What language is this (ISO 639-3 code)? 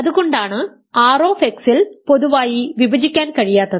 mal